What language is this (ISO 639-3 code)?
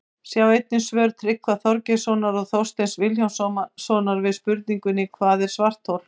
isl